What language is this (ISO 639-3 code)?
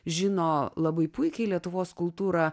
lit